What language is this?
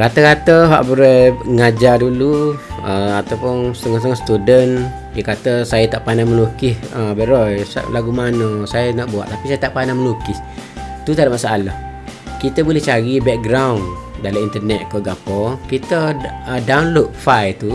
Malay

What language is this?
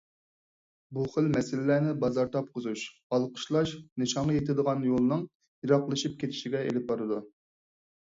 Uyghur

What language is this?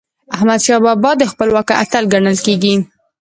Pashto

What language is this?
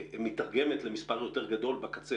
Hebrew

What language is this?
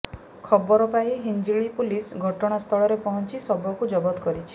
Odia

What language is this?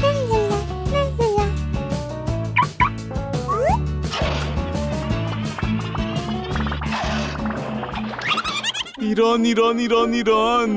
Korean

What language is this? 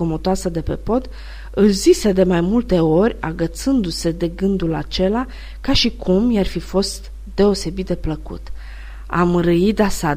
Romanian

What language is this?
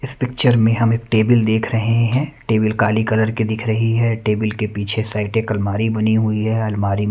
Hindi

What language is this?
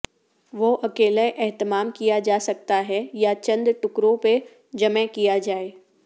Urdu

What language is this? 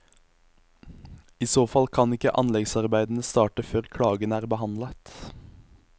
Norwegian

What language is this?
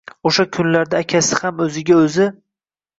Uzbek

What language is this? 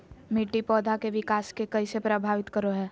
Magahi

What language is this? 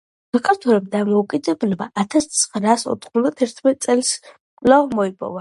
Georgian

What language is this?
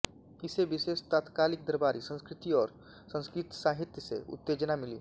Hindi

